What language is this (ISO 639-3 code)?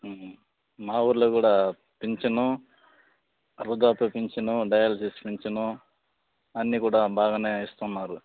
tel